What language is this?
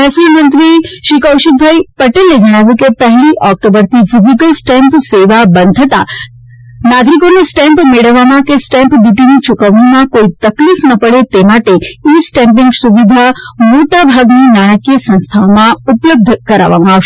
Gujarati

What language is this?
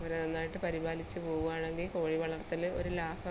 Malayalam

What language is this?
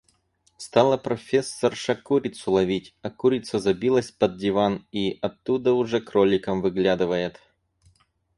Russian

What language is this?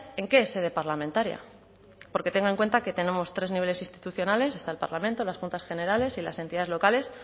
Spanish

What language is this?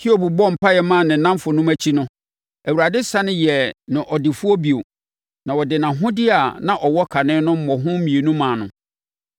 Akan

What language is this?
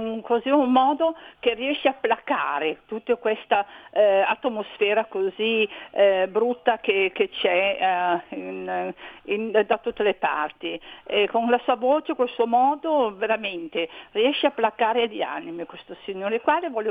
Italian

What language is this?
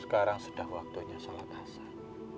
Indonesian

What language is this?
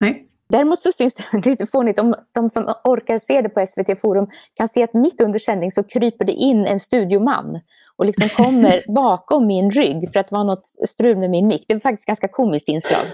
Swedish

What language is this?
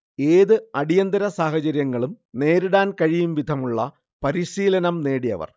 Malayalam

